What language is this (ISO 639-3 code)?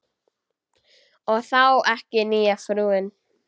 isl